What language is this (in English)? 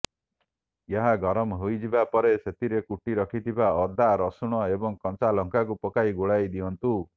Odia